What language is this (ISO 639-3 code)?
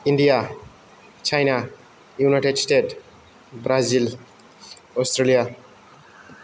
brx